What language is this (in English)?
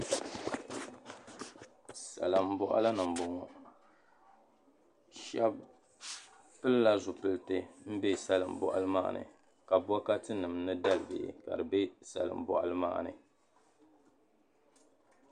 Dagbani